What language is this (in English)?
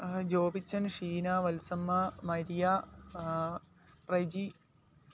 Malayalam